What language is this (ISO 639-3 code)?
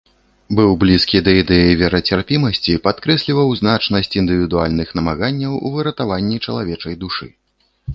bel